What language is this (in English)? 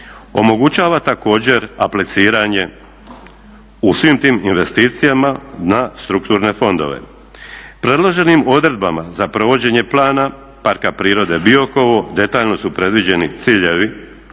Croatian